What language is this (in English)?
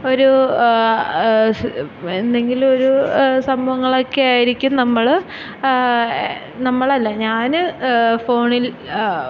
Malayalam